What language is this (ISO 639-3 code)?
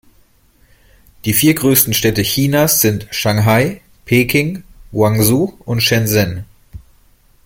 deu